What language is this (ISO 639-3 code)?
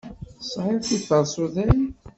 kab